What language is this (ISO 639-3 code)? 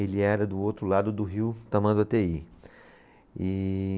por